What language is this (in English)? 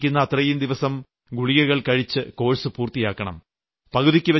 Malayalam